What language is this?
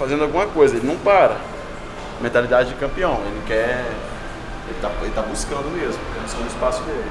Portuguese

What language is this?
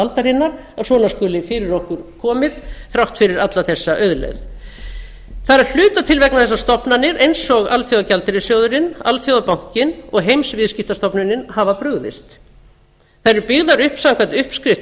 Icelandic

